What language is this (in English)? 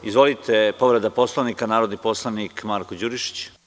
Serbian